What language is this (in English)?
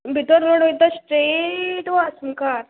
Konkani